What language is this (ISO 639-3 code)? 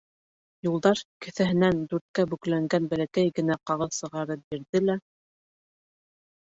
bak